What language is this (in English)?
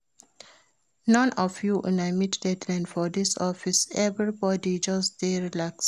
Nigerian Pidgin